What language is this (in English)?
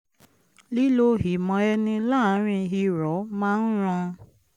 Yoruba